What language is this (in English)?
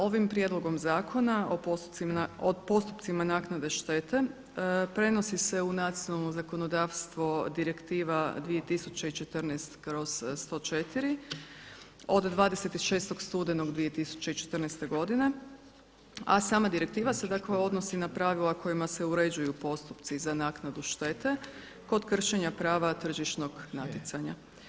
Croatian